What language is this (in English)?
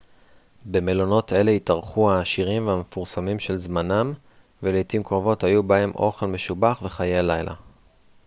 Hebrew